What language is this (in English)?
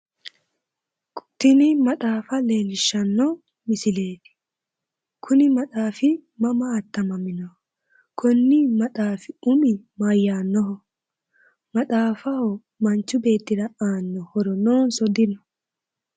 Sidamo